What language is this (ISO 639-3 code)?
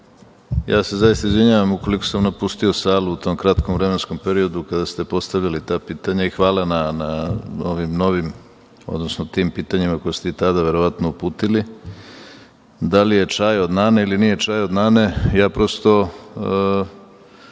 srp